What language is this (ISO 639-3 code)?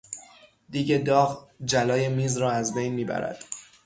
fas